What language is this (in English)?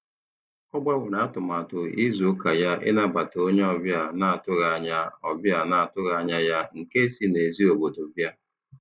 Igbo